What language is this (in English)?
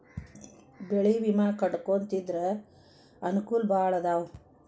Kannada